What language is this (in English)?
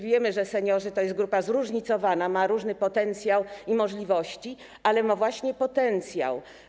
Polish